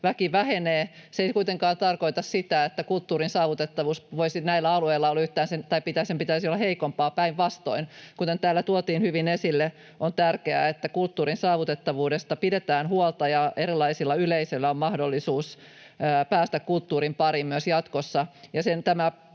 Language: Finnish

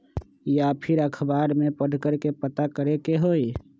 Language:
Magahi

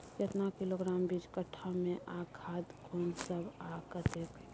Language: Maithili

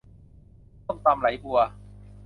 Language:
Thai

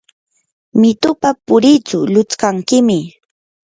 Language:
Yanahuanca Pasco Quechua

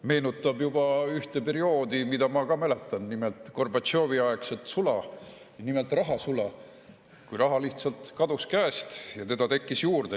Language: Estonian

